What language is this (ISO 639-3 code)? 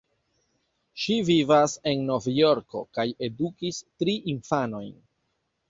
epo